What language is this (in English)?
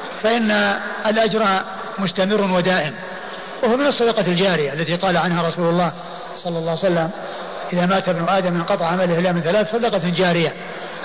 Arabic